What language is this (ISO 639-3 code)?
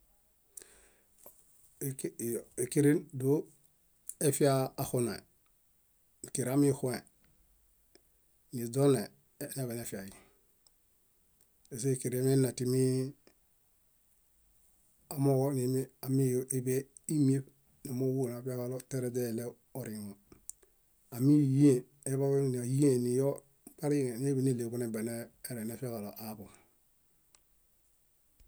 bda